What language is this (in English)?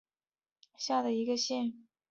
Chinese